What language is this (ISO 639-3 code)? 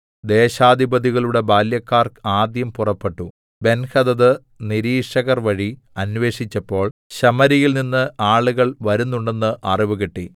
mal